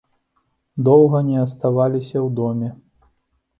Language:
Belarusian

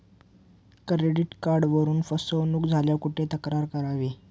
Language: Marathi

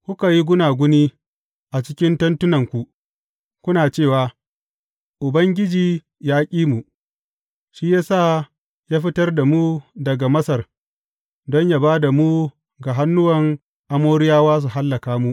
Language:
Hausa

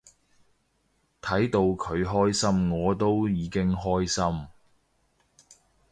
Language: Cantonese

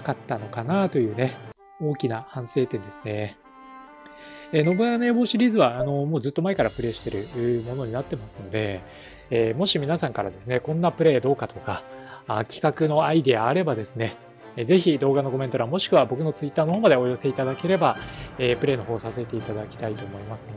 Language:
Japanese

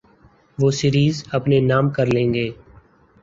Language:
Urdu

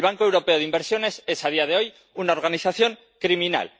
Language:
Spanish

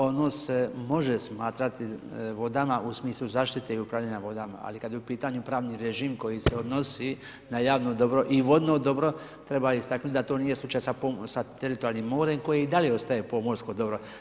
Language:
Croatian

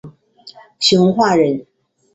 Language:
Chinese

